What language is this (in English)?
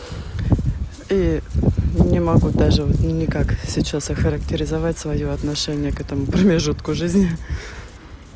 Russian